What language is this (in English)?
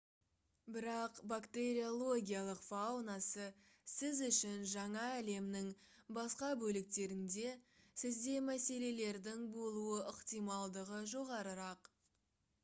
Kazakh